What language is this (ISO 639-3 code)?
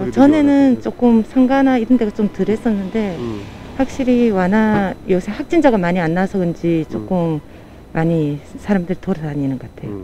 kor